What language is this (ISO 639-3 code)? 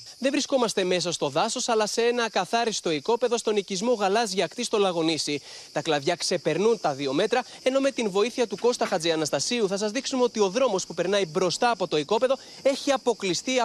ell